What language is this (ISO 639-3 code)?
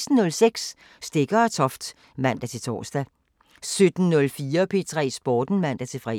dan